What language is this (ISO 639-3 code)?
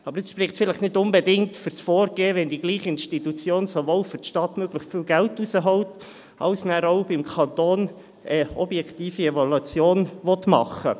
gsw